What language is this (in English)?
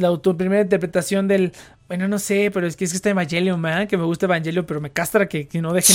Spanish